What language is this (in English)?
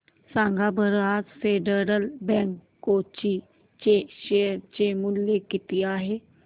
Marathi